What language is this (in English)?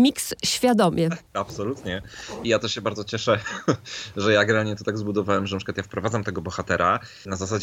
Polish